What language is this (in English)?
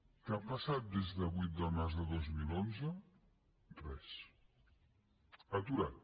Catalan